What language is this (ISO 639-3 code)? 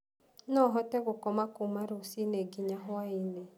kik